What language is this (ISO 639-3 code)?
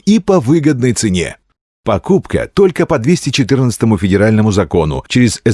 rus